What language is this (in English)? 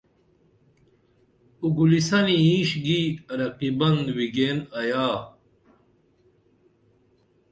Dameli